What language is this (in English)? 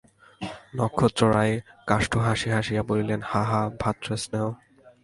Bangla